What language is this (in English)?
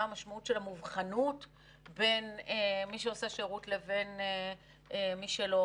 Hebrew